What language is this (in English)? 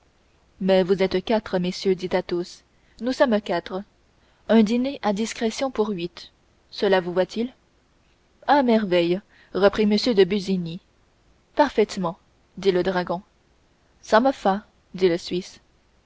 French